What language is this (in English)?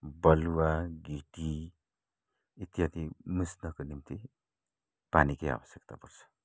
Nepali